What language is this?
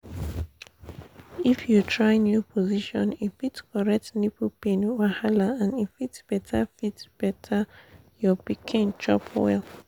Nigerian Pidgin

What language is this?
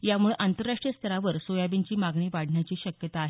Marathi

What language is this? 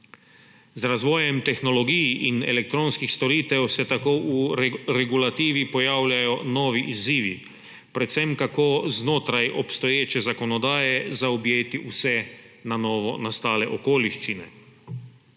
Slovenian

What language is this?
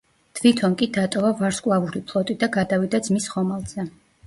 Georgian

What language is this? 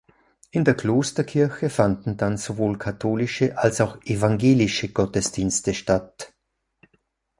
German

